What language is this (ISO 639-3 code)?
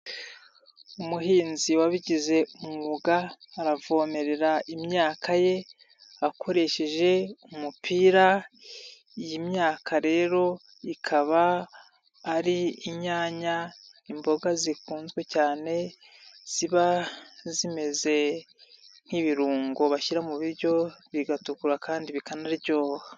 kin